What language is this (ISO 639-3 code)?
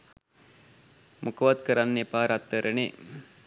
sin